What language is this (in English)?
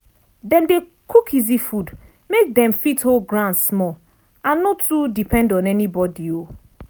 Nigerian Pidgin